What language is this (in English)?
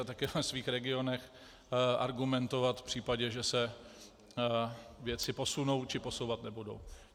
Czech